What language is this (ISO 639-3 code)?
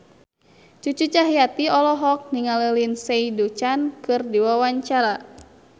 sun